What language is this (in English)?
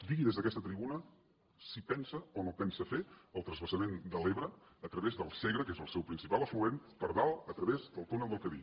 Catalan